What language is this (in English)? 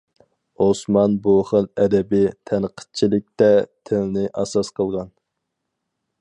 Uyghur